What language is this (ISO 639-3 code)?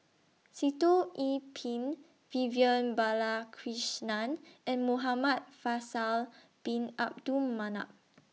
eng